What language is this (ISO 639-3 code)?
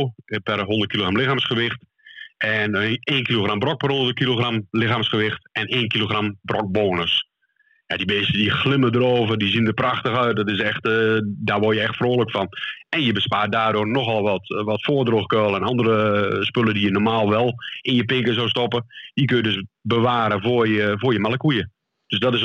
nld